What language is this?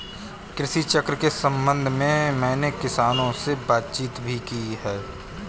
Hindi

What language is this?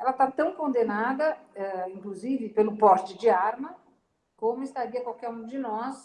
Portuguese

